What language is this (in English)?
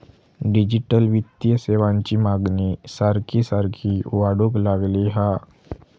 Marathi